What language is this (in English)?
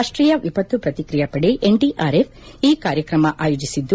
Kannada